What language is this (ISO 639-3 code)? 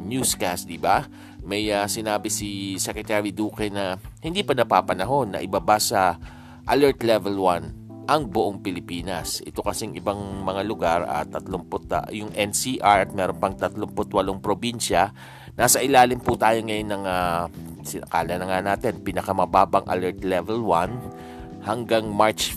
fil